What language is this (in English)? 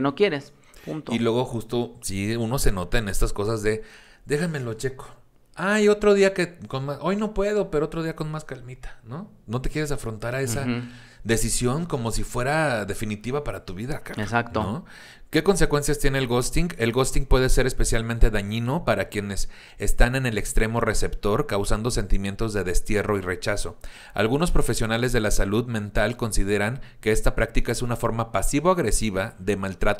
Spanish